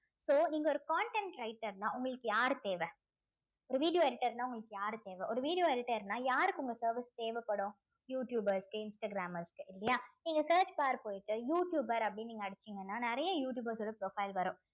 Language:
Tamil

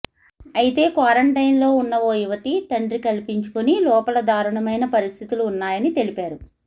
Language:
Telugu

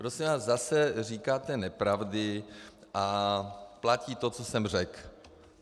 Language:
Czech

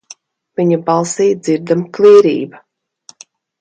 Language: Latvian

